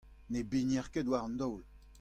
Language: Breton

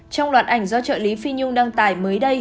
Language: Vietnamese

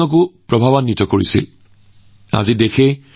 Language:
Assamese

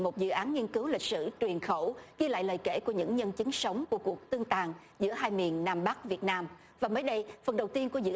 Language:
Vietnamese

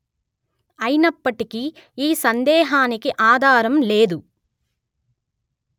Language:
Telugu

